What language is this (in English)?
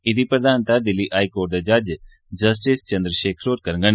Dogri